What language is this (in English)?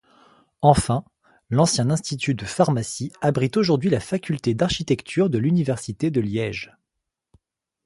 French